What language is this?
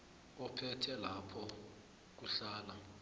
South Ndebele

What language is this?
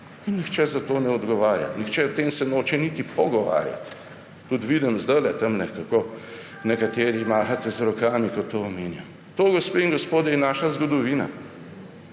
Slovenian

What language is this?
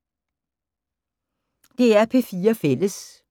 Danish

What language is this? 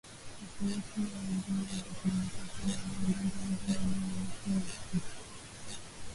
Swahili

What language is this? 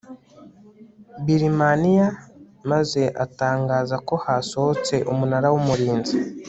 Kinyarwanda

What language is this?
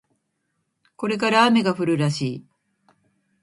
Japanese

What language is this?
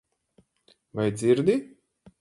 Latvian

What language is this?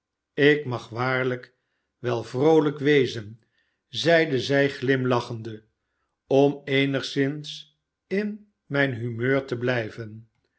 Dutch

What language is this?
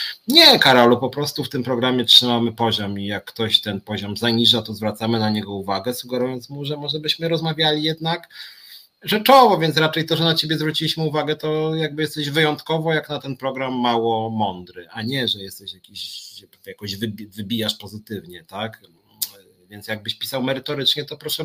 Polish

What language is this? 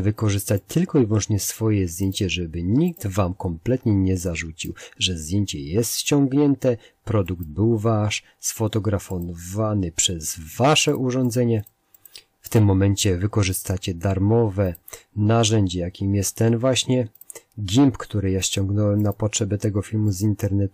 Polish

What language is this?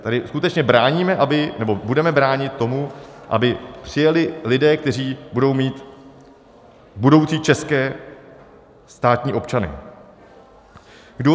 Czech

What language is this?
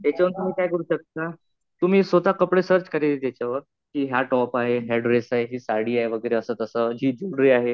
Marathi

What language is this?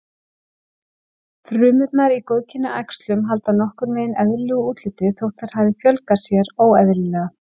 Icelandic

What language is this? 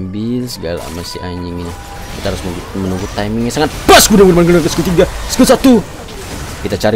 Indonesian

